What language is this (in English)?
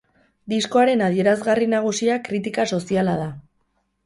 Basque